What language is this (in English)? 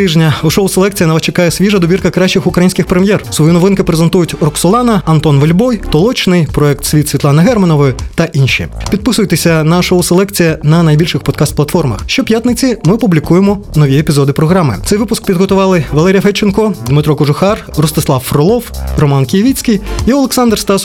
Ukrainian